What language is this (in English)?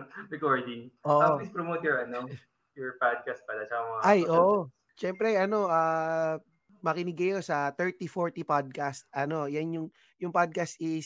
Filipino